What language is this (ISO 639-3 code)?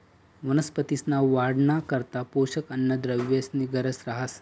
mar